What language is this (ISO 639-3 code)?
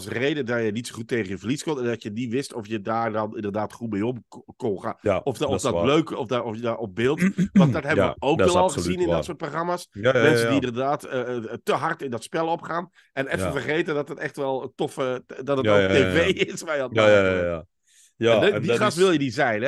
nld